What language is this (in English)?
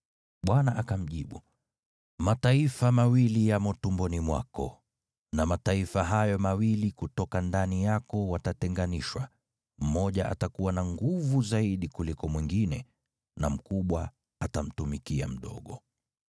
Swahili